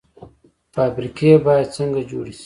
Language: Pashto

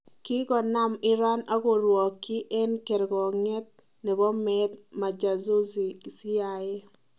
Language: Kalenjin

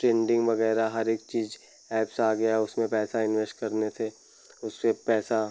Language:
Hindi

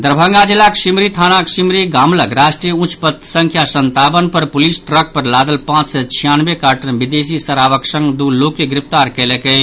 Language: Maithili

